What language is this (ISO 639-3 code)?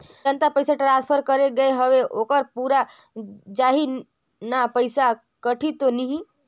hne